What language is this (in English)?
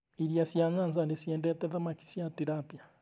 Kikuyu